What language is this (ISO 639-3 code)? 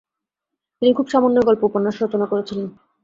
ben